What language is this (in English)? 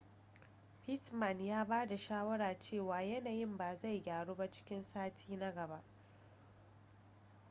Hausa